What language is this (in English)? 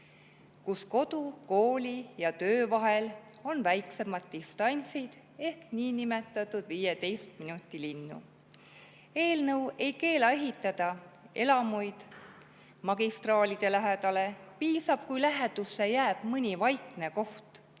Estonian